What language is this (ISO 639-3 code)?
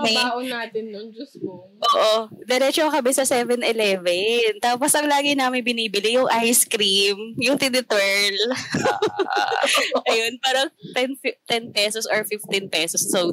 fil